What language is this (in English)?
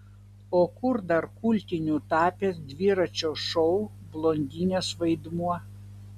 Lithuanian